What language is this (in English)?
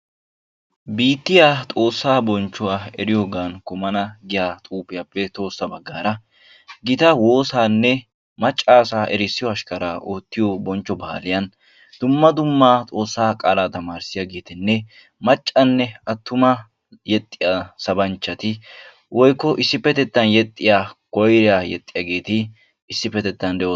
Wolaytta